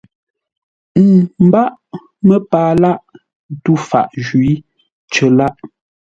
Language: Ngombale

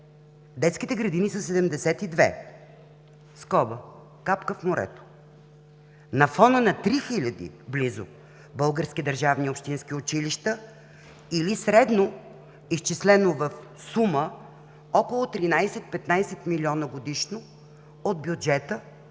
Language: Bulgarian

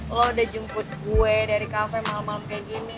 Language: Indonesian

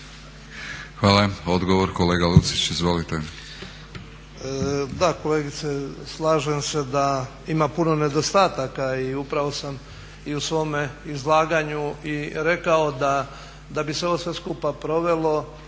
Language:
Croatian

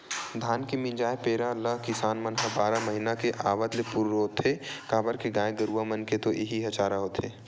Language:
Chhattisgarhi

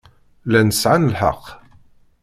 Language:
Kabyle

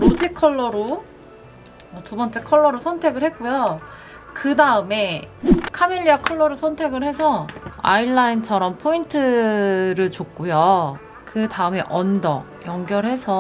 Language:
Korean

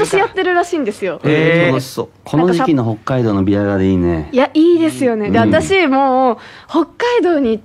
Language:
Japanese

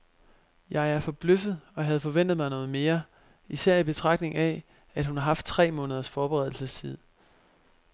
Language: Danish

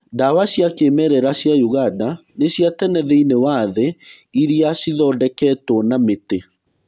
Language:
Kikuyu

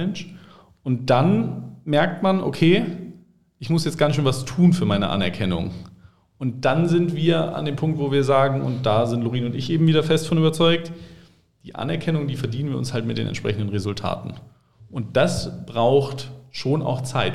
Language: German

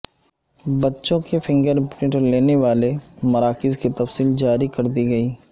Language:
Urdu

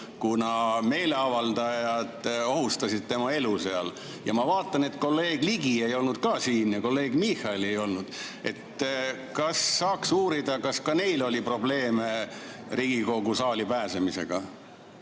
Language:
Estonian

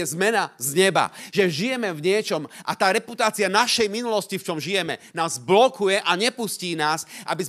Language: Slovak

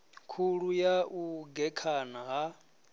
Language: Venda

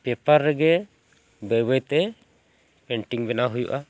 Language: Santali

